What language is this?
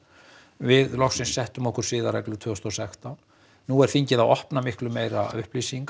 Icelandic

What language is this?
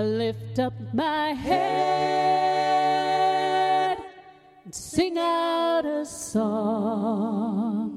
English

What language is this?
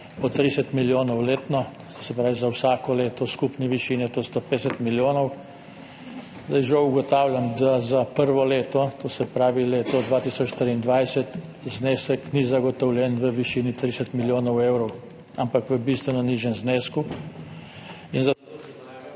Slovenian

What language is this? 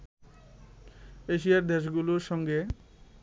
Bangla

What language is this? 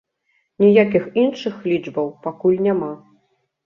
Belarusian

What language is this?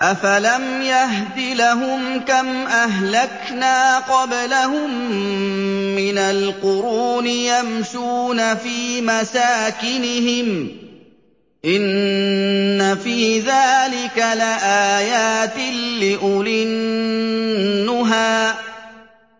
Arabic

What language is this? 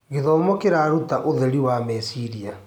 Kikuyu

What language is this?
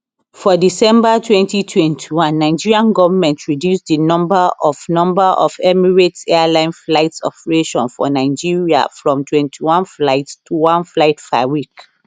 Nigerian Pidgin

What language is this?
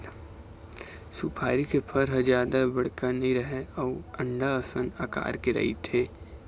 Chhattisgarhi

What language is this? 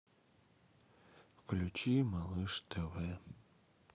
Russian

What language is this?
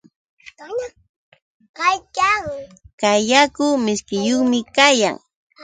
Yauyos Quechua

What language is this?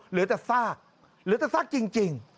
Thai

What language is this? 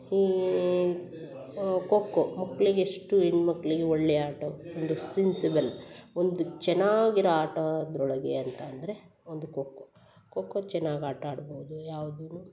Kannada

